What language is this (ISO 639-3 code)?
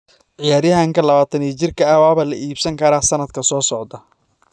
som